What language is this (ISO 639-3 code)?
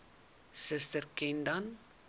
afr